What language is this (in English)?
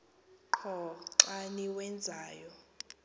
Xhosa